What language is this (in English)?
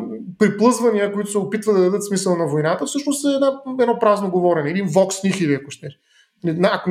Bulgarian